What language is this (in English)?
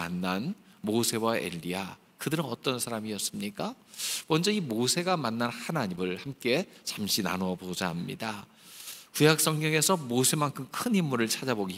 Korean